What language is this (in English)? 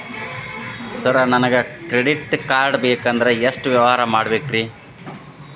Kannada